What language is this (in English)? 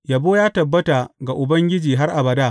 Hausa